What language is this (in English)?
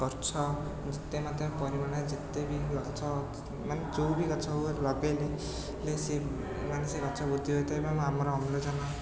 Odia